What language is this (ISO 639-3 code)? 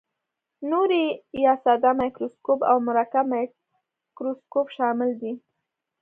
pus